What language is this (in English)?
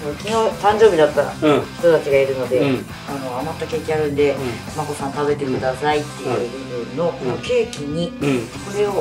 Japanese